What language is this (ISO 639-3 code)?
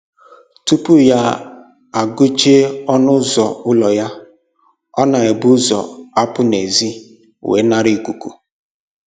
ibo